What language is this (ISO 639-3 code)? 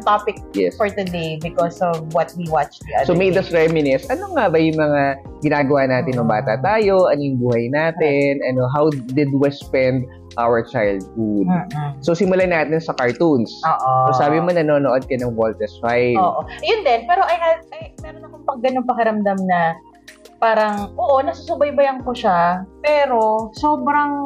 fil